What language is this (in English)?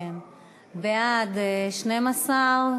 Hebrew